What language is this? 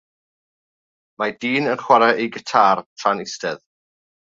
Welsh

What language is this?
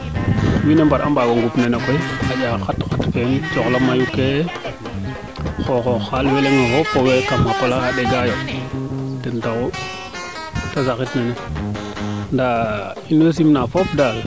Serer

